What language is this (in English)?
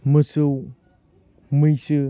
Bodo